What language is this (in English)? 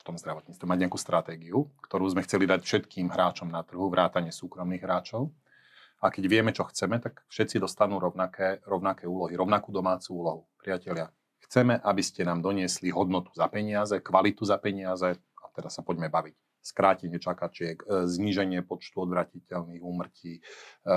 Slovak